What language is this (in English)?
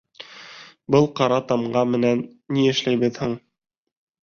Bashkir